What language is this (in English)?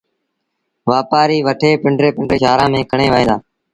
Sindhi Bhil